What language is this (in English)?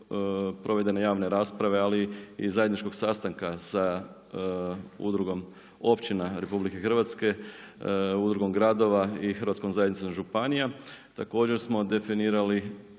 Croatian